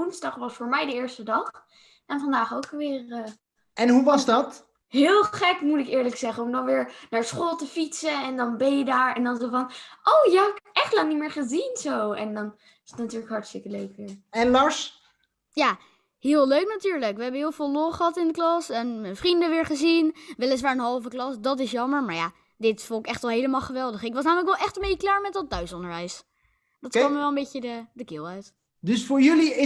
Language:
Dutch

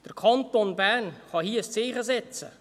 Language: Swiss German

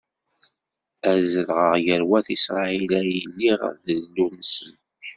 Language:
Kabyle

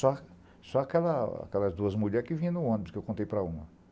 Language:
Portuguese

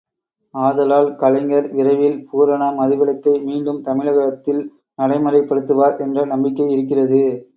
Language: Tamil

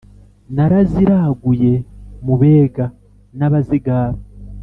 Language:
Kinyarwanda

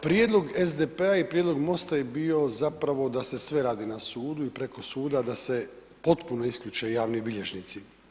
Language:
Croatian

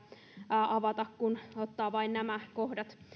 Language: Finnish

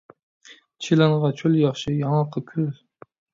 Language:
Uyghur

